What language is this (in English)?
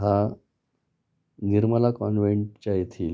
Marathi